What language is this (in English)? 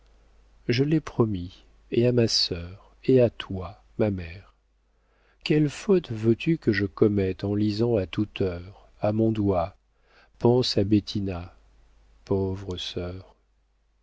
French